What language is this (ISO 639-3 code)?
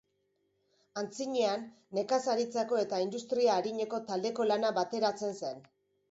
eus